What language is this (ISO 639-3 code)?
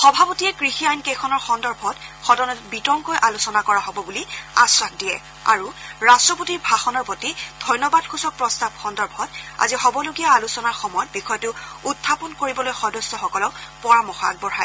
asm